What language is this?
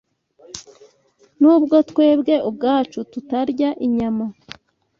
Kinyarwanda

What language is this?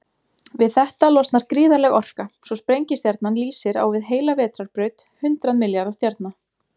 Icelandic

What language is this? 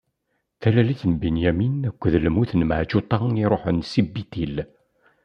Kabyle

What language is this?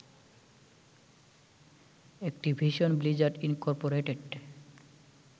Bangla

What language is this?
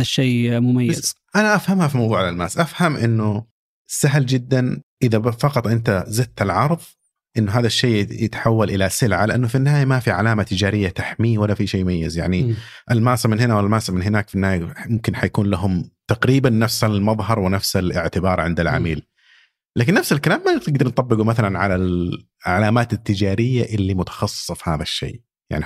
Arabic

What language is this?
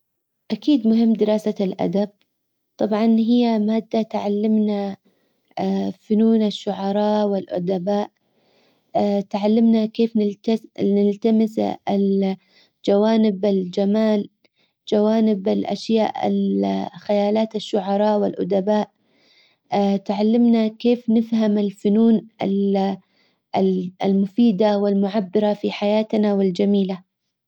Hijazi Arabic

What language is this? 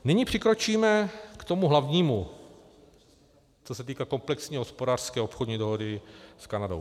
Czech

